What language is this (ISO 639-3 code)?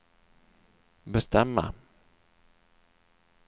swe